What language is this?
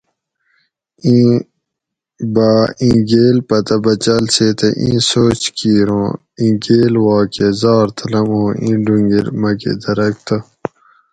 Gawri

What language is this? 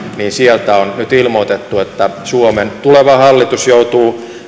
Finnish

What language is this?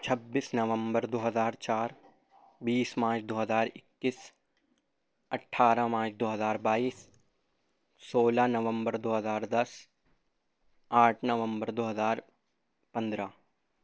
Urdu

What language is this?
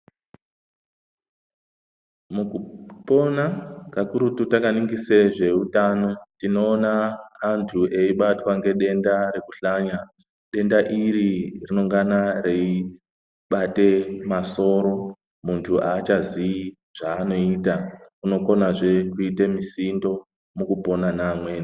Ndau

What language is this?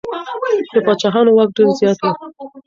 Pashto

